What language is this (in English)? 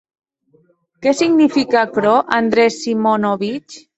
Occitan